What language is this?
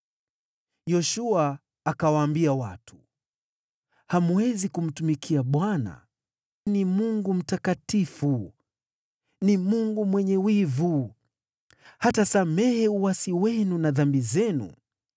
Swahili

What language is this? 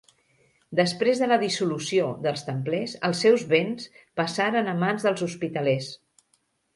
Catalan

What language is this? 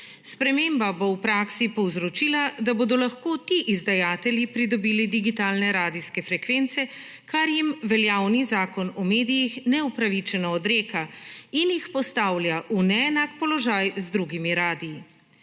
Slovenian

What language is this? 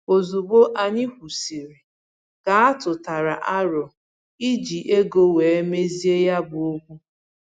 Igbo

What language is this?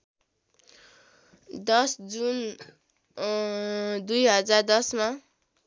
Nepali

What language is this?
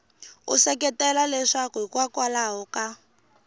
Tsonga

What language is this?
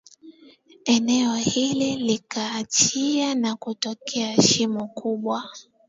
Swahili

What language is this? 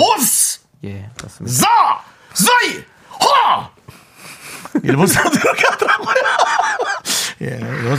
Korean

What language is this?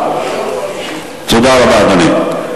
Hebrew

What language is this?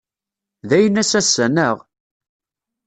Kabyle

